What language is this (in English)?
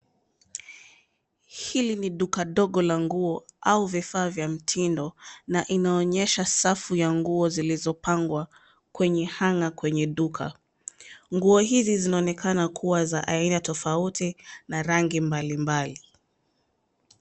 Swahili